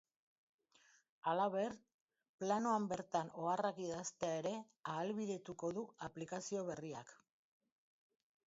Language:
Basque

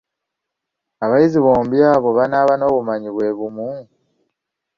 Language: Ganda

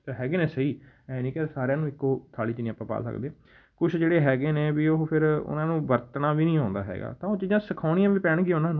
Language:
Punjabi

